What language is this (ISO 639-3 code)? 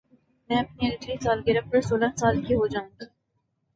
urd